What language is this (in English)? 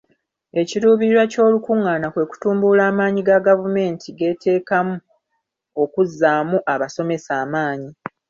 Ganda